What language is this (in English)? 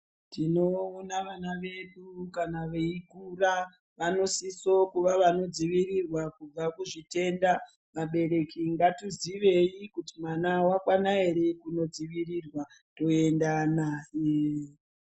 Ndau